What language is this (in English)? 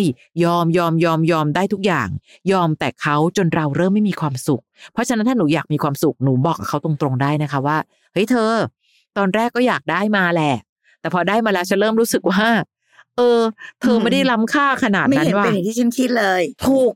Thai